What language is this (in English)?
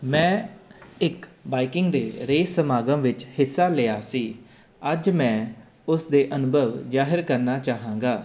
Punjabi